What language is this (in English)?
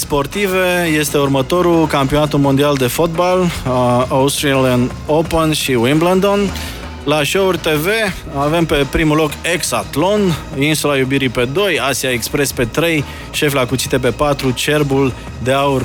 Romanian